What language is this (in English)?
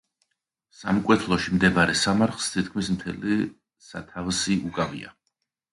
Georgian